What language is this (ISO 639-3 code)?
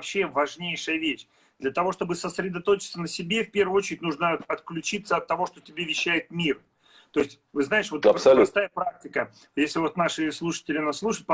rus